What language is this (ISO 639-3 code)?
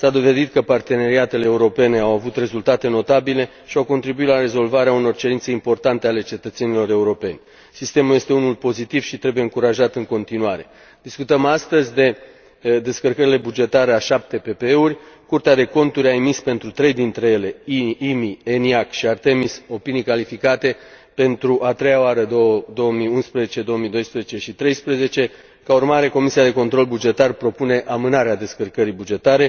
ron